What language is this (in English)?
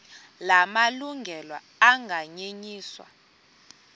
Xhosa